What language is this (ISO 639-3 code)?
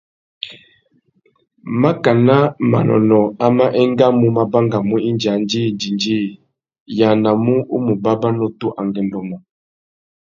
bag